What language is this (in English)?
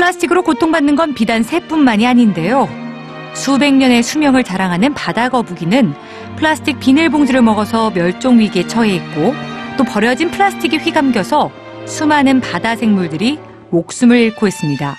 Korean